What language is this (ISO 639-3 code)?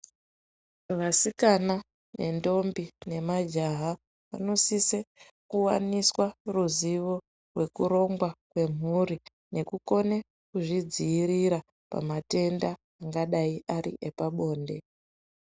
ndc